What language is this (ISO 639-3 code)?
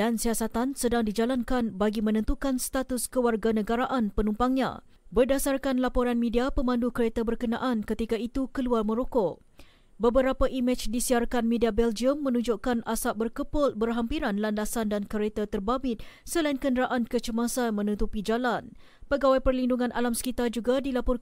msa